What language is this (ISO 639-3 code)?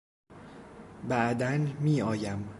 fas